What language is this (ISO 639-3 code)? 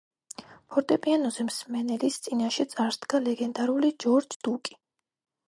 kat